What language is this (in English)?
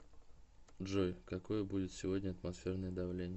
Russian